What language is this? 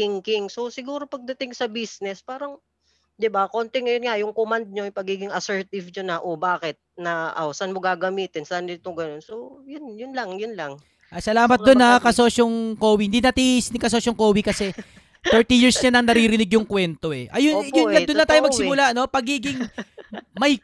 Filipino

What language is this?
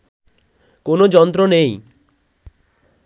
Bangla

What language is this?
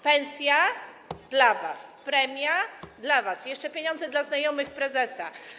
Polish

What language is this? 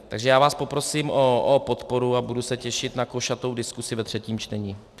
Czech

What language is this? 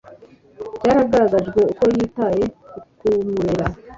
Kinyarwanda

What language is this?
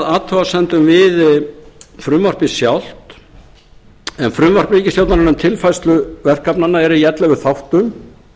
Icelandic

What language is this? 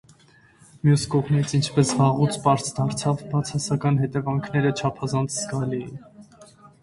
Armenian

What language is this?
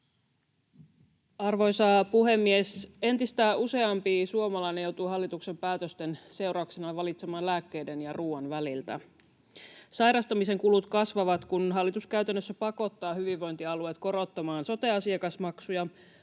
Finnish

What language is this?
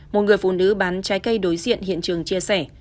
Vietnamese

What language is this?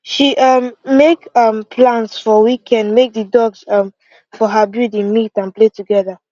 Nigerian Pidgin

